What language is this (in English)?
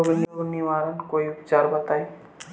Bhojpuri